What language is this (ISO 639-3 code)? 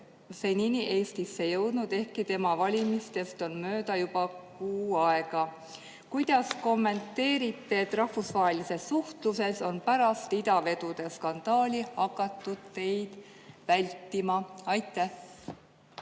est